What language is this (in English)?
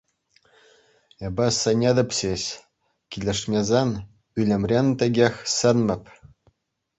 Chuvash